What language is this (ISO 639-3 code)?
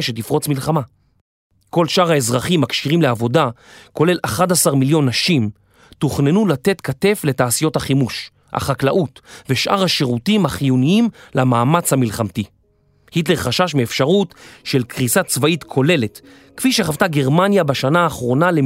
heb